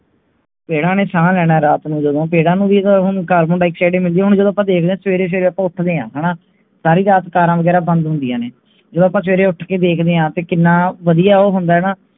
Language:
Punjabi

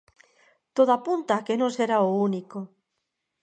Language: Galician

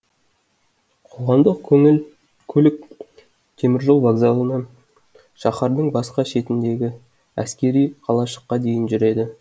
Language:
Kazakh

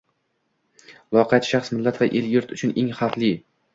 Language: Uzbek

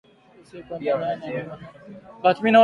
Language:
Swahili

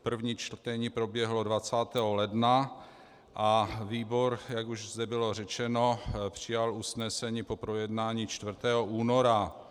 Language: Czech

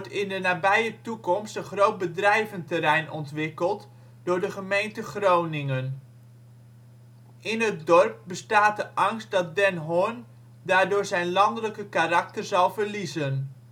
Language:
Dutch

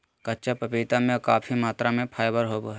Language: Magahi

